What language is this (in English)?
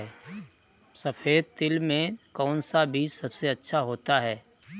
Hindi